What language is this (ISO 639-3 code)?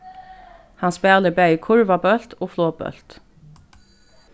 fao